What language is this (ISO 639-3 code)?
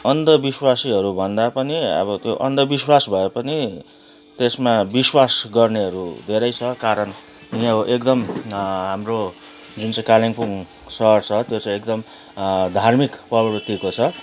nep